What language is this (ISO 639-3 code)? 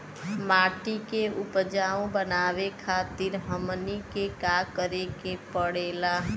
bho